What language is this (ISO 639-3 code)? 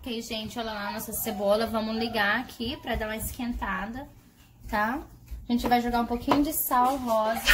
por